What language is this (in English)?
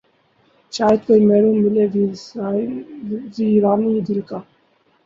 Urdu